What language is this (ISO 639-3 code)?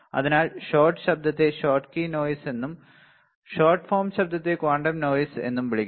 mal